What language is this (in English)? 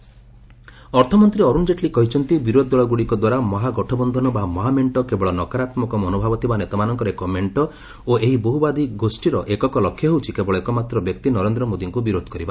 Odia